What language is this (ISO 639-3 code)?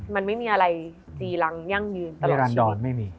tha